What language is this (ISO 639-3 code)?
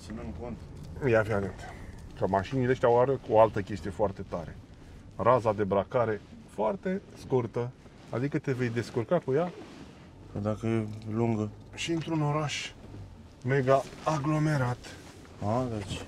ron